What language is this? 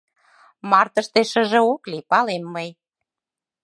Mari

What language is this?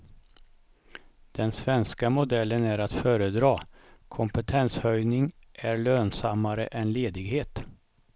Swedish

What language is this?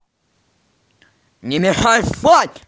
Russian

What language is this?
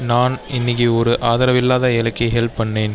Tamil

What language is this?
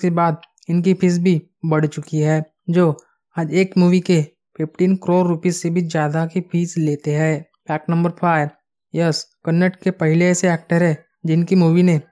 Hindi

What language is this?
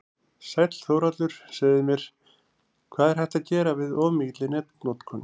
Icelandic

